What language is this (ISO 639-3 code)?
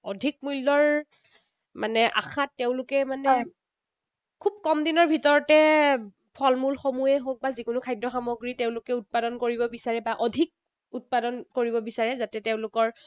asm